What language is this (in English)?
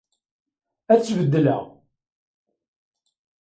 Kabyle